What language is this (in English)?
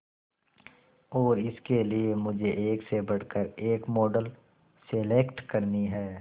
Hindi